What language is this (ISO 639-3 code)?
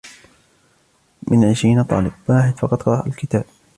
ara